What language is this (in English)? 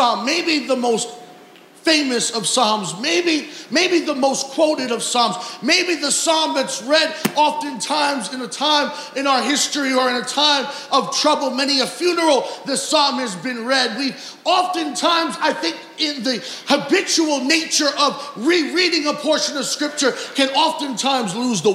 English